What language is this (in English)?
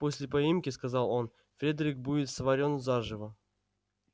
Russian